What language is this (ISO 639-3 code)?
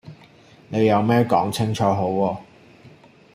yue